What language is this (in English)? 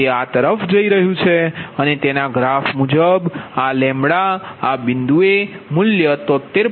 Gujarati